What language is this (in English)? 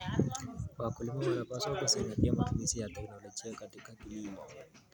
Kalenjin